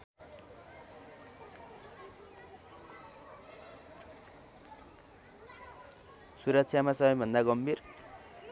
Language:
Nepali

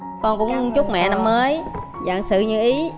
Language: Vietnamese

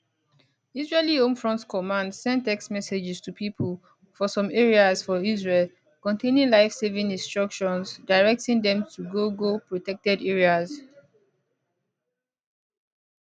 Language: Nigerian Pidgin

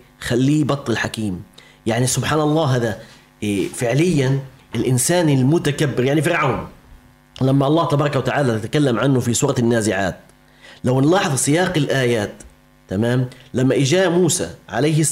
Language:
Arabic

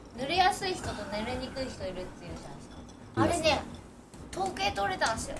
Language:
Japanese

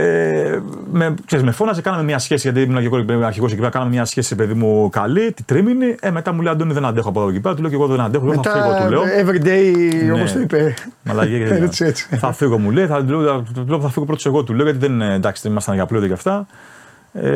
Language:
Greek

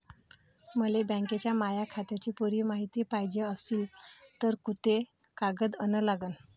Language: Marathi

